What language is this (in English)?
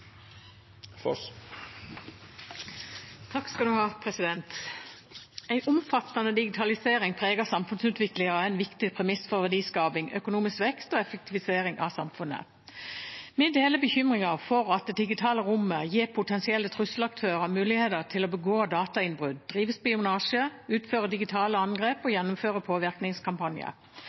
Norwegian